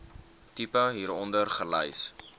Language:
Afrikaans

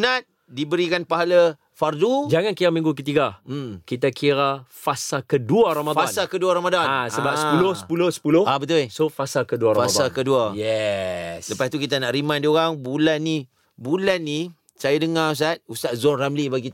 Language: Malay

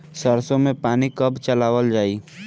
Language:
Bhojpuri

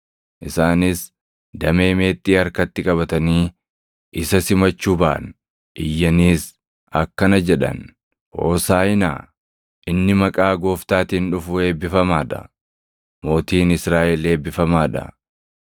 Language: Oromo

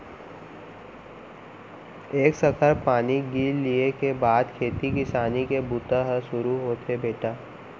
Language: Chhattisgarhi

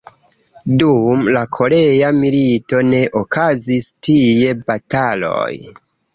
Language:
Esperanto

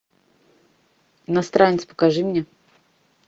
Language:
Russian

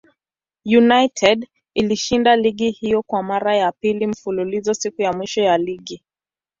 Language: Swahili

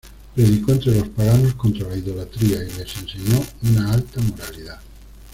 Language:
Spanish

